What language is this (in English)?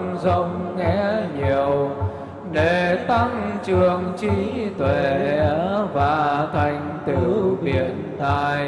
Vietnamese